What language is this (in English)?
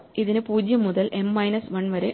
Malayalam